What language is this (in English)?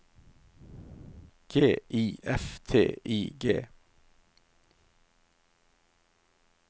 Norwegian